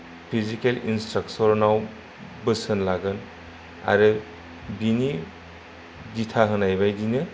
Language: Bodo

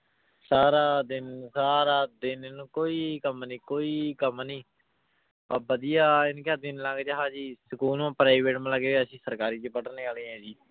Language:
Punjabi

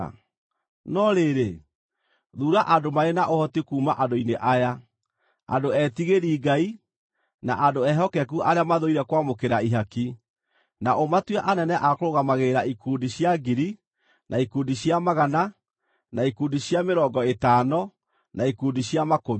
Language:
Kikuyu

